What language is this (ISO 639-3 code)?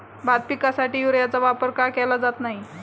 mar